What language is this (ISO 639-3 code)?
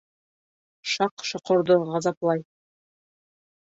bak